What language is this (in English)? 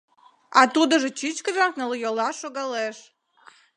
Mari